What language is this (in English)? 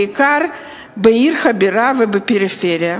Hebrew